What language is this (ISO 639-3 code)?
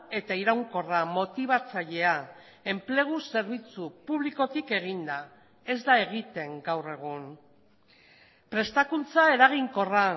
eus